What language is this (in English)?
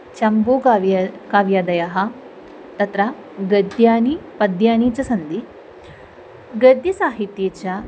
Sanskrit